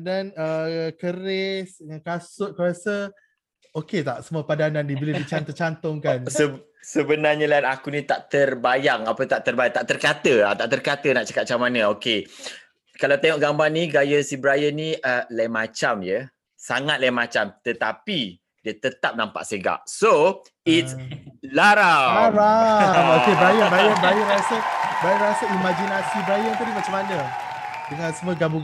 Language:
Malay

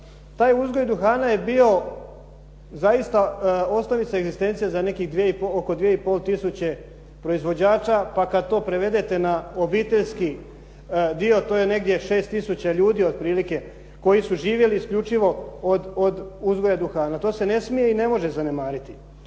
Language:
Croatian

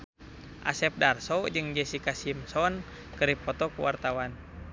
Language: Sundanese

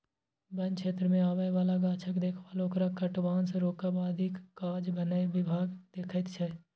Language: Maithili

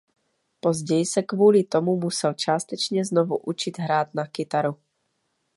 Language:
Czech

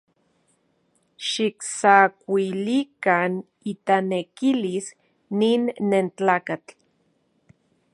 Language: Central Puebla Nahuatl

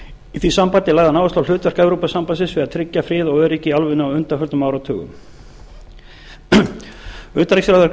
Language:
Icelandic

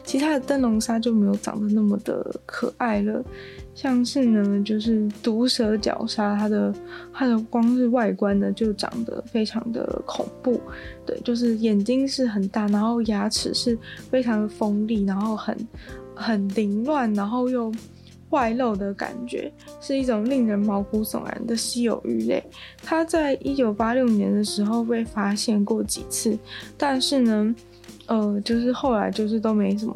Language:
Chinese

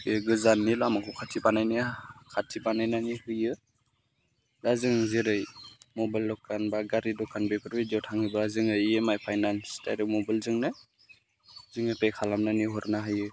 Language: Bodo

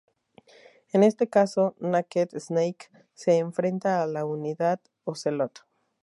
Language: Spanish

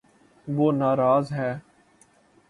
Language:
Urdu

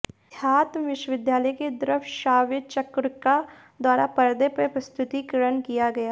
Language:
Hindi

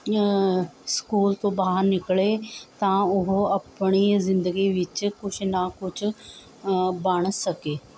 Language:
Punjabi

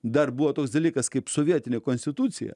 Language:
Lithuanian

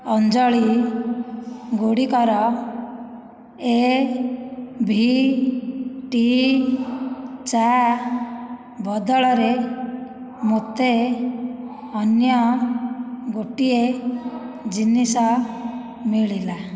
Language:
Odia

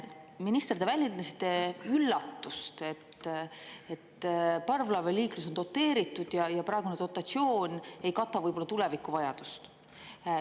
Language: Estonian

